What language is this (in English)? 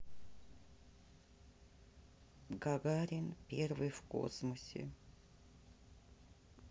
Russian